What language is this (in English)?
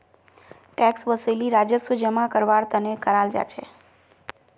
Magahi